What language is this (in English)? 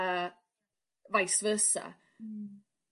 Welsh